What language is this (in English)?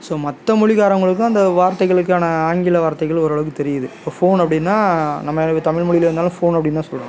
Tamil